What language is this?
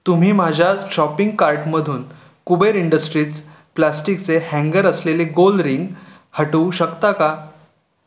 Marathi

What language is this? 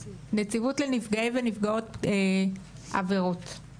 Hebrew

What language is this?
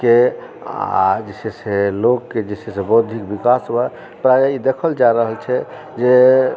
Maithili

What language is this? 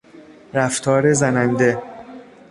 Persian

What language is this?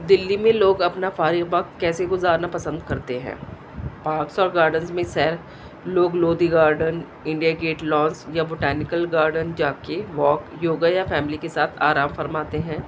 Urdu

